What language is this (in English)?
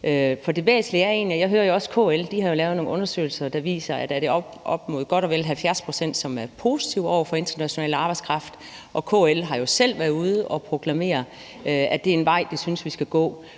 Danish